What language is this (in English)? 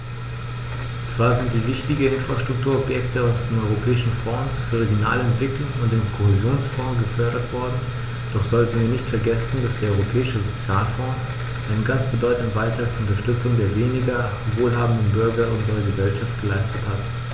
German